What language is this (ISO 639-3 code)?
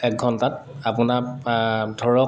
asm